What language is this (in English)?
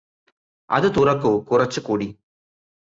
Malayalam